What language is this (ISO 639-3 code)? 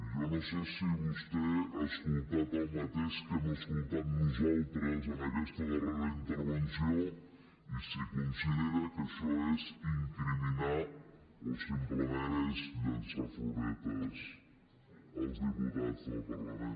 cat